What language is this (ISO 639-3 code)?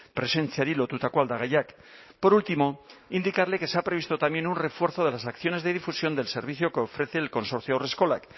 spa